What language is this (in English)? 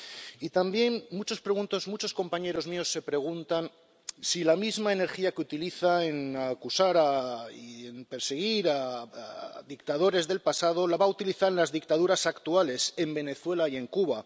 Spanish